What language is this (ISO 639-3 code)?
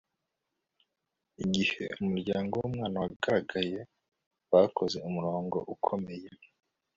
kin